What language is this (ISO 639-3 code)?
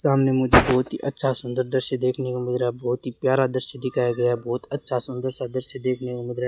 hin